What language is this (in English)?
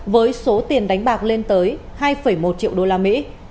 Vietnamese